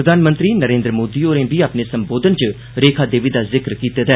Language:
Dogri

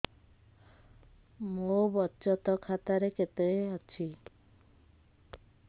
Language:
Odia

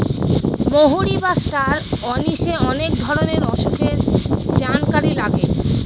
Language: Bangla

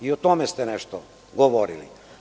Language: Serbian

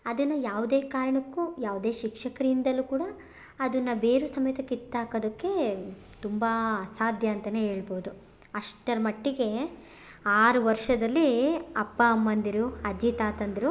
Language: Kannada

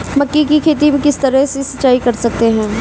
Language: Hindi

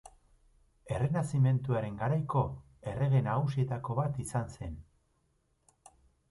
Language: Basque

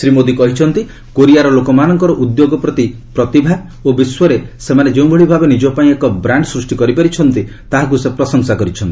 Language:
Odia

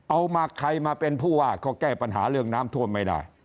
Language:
Thai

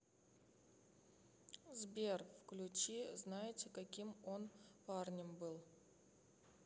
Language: Russian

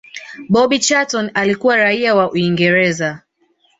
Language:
Swahili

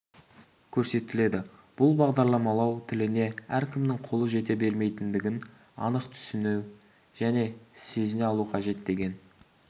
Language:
Kazakh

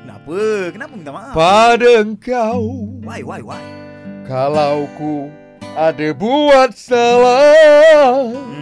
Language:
Malay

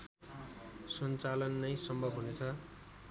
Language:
Nepali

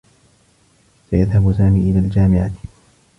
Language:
Arabic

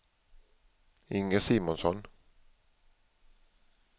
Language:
Swedish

